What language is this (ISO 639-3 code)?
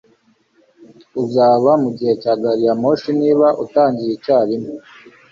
kin